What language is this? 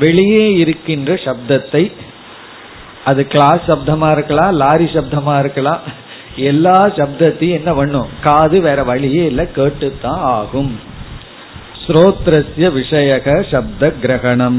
Tamil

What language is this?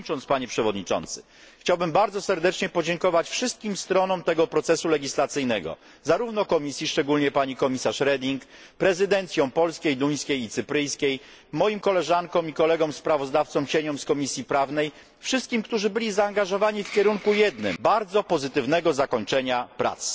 Polish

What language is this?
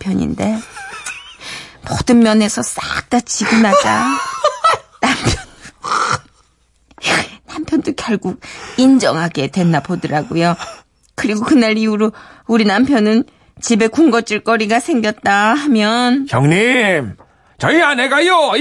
Korean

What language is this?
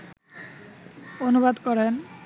Bangla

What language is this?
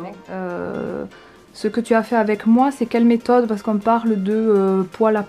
French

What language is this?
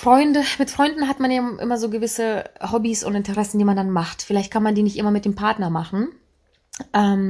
German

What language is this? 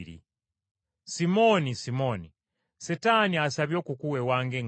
Ganda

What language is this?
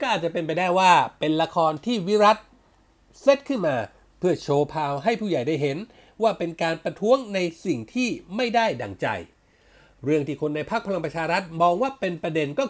Thai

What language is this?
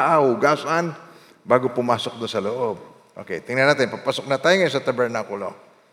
Filipino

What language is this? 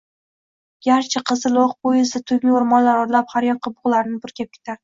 Uzbek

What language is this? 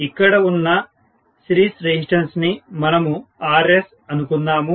Telugu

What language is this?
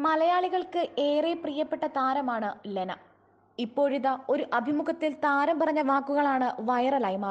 Romanian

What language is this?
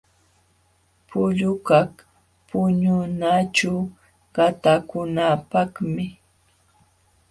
Jauja Wanca Quechua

